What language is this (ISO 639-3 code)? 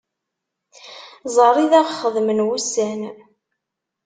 kab